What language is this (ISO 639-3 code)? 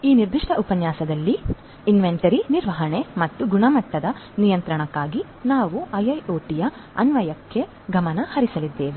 kan